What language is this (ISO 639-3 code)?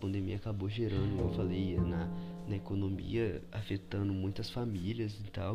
por